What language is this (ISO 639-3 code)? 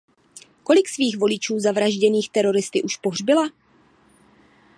ces